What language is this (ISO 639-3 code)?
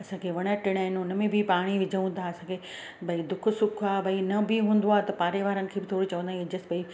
snd